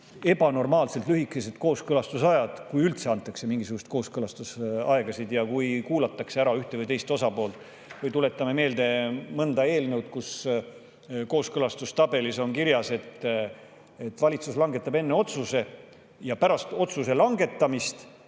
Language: Estonian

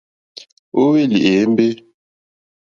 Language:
Mokpwe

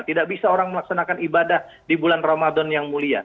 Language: Indonesian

